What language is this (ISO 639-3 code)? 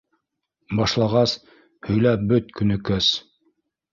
bak